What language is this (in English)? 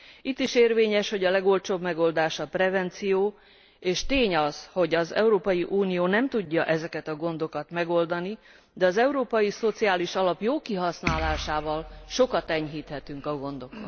Hungarian